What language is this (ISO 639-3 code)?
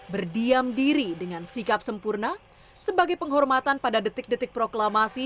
ind